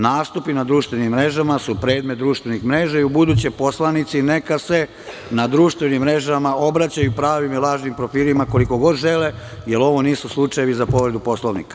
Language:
Serbian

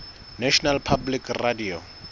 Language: Southern Sotho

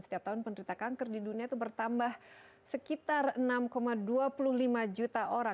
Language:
Indonesian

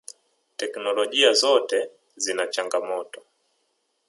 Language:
Swahili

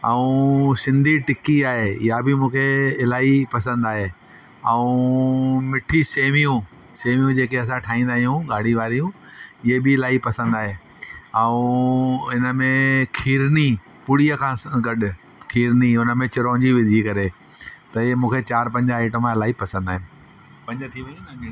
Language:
Sindhi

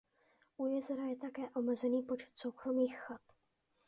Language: Czech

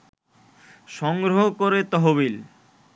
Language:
Bangla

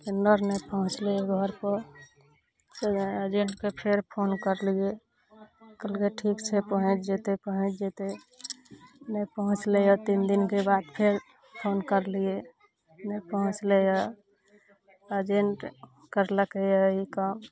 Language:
Maithili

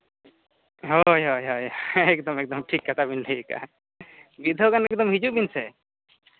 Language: Santali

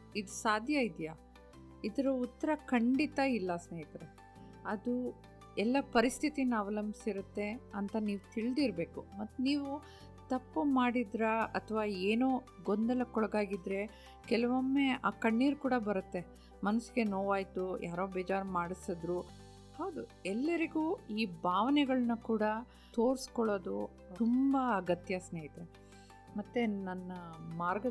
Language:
Kannada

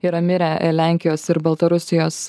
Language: Lithuanian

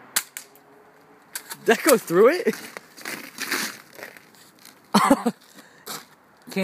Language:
English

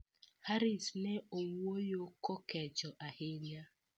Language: Luo (Kenya and Tanzania)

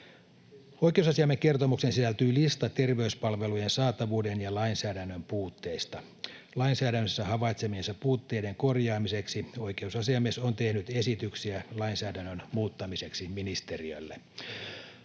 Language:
Finnish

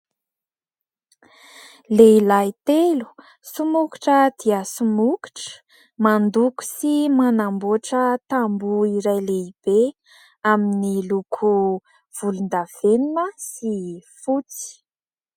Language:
Malagasy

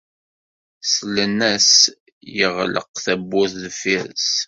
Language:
Kabyle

